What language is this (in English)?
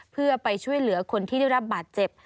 Thai